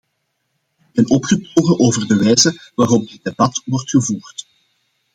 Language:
Dutch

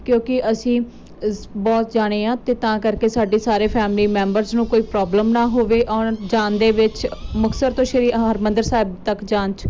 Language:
Punjabi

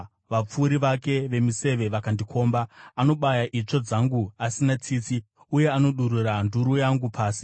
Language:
Shona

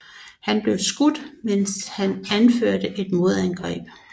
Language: Danish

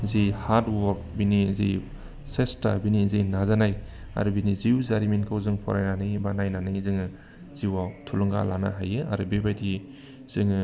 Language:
Bodo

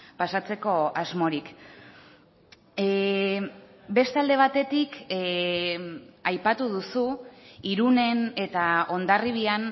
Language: Basque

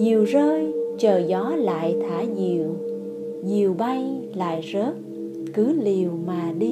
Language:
Vietnamese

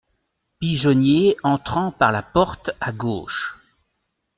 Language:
French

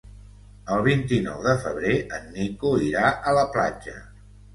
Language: Catalan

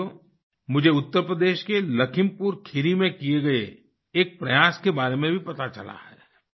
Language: Hindi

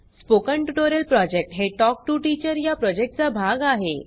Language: Marathi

